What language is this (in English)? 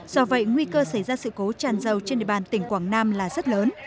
Vietnamese